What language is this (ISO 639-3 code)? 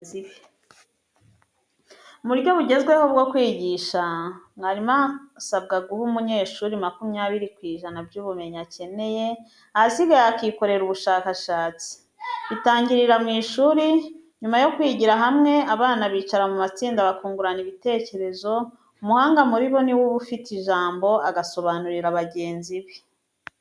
kin